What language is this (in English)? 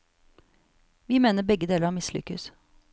Norwegian